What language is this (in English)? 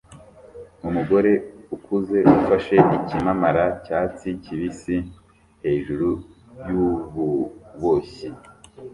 Kinyarwanda